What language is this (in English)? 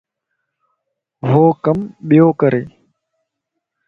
Lasi